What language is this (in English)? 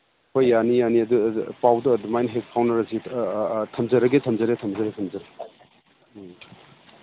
Manipuri